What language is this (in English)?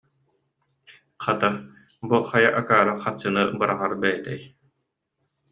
Yakut